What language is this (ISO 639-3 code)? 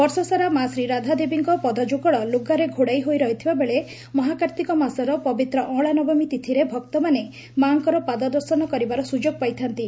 ori